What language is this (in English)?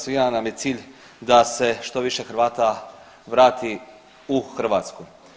Croatian